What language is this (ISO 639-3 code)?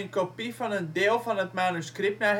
nld